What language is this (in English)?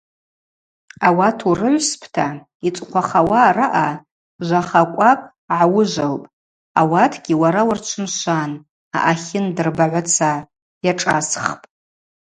Abaza